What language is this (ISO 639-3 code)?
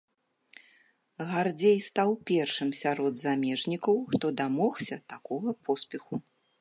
bel